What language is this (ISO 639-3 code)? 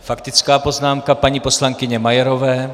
ces